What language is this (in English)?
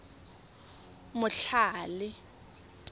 Tswana